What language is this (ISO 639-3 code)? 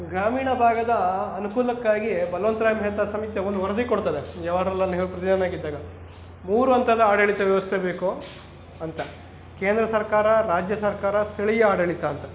kan